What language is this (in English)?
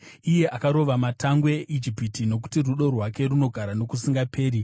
Shona